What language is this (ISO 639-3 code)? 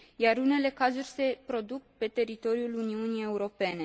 ron